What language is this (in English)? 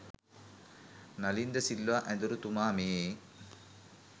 Sinhala